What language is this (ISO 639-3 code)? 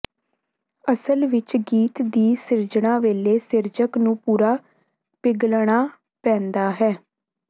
pan